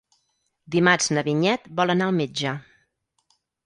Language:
Catalan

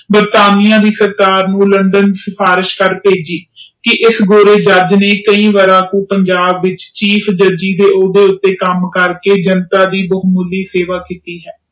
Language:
Punjabi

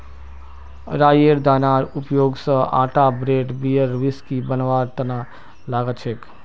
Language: Magahi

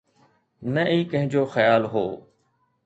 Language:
Sindhi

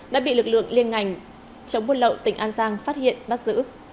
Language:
Vietnamese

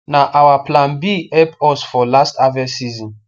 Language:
Nigerian Pidgin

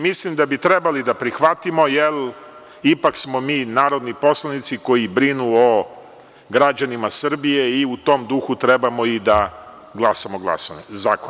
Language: Serbian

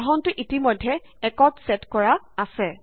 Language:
Assamese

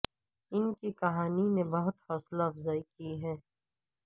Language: Urdu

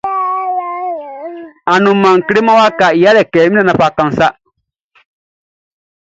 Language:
Baoulé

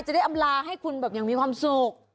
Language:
Thai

